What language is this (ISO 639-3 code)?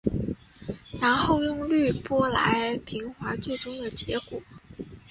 zho